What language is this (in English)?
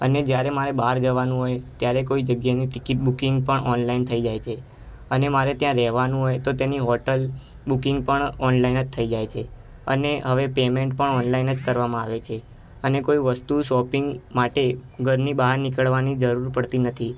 Gujarati